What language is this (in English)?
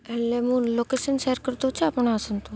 Odia